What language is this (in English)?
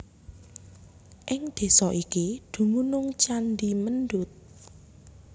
Javanese